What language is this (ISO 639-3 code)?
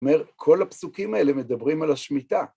heb